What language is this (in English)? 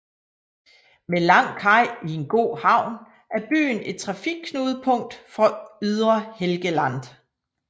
Danish